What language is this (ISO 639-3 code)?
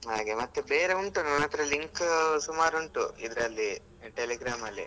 kan